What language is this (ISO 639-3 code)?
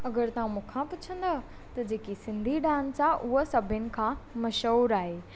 snd